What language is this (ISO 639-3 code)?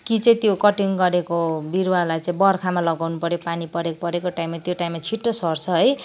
nep